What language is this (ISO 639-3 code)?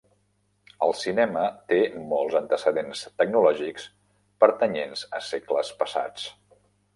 cat